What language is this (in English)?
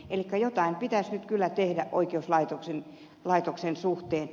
Finnish